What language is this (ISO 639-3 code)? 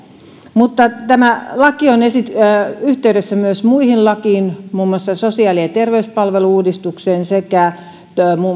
fin